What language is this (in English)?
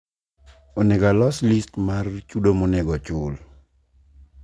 Luo (Kenya and Tanzania)